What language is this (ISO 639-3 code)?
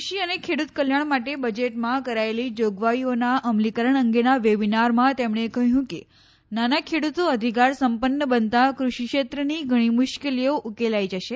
guj